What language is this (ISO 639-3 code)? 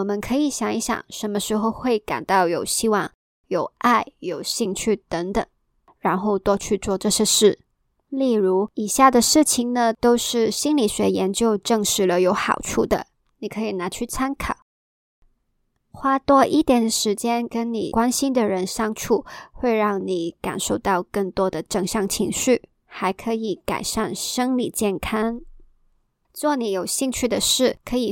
zho